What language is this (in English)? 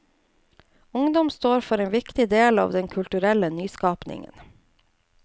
Norwegian